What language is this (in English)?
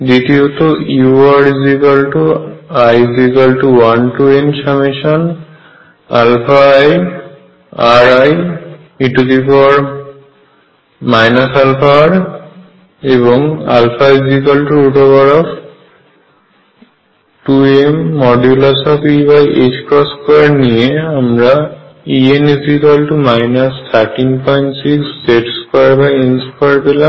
Bangla